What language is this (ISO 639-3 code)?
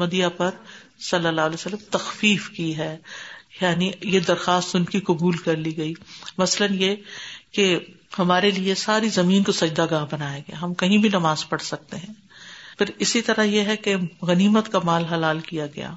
urd